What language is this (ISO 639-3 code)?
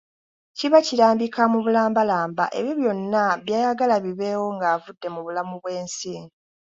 lug